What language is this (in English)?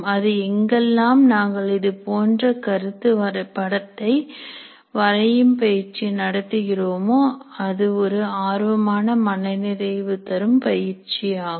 Tamil